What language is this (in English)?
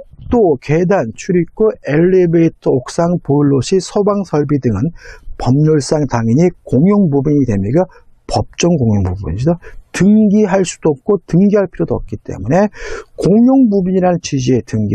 Korean